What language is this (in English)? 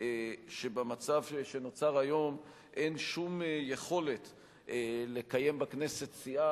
Hebrew